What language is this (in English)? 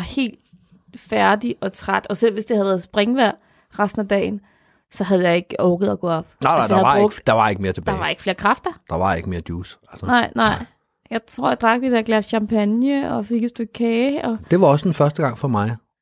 Danish